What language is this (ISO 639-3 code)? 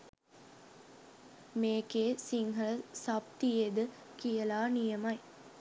sin